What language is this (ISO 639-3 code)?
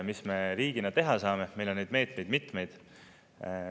est